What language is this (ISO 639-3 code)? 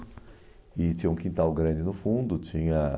por